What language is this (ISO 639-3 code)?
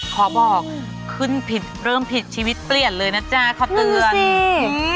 tha